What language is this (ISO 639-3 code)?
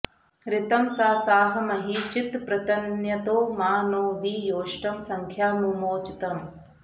san